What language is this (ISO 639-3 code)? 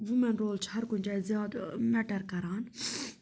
kas